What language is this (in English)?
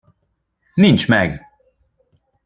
Hungarian